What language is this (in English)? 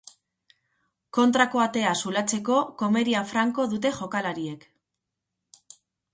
Basque